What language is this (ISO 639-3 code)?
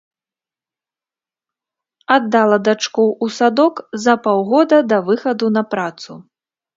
bel